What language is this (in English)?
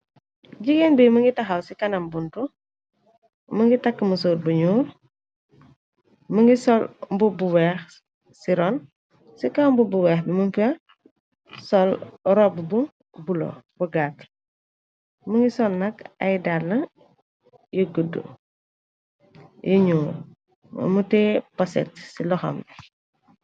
Wolof